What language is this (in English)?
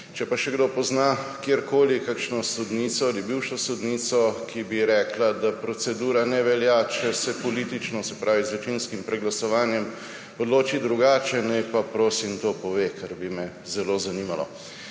Slovenian